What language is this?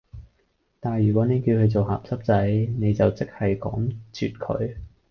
Cantonese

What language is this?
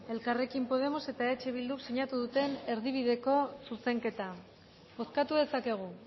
Basque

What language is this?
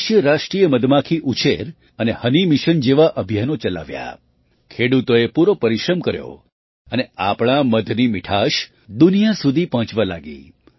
Gujarati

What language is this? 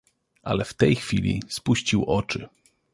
Polish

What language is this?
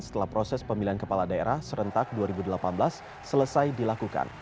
Indonesian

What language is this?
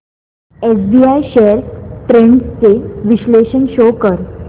Marathi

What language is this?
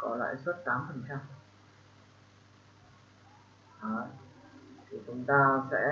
Vietnamese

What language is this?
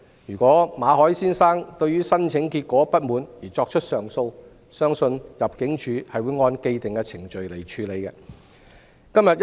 Cantonese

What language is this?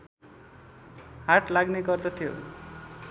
Nepali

